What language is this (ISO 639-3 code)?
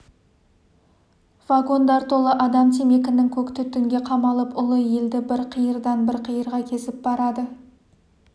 kaz